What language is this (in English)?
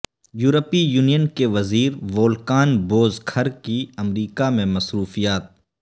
Urdu